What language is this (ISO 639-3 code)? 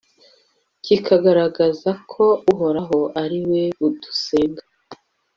kin